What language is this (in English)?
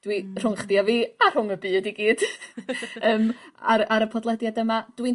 Welsh